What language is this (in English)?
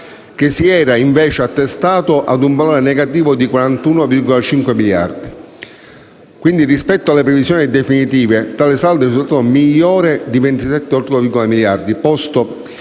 Italian